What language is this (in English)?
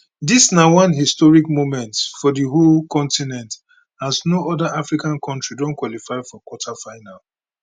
Nigerian Pidgin